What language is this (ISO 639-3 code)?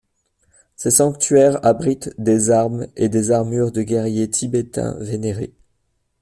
fra